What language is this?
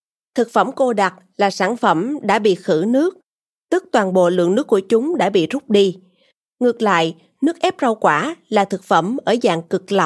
Vietnamese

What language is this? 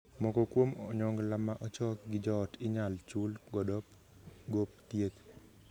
Luo (Kenya and Tanzania)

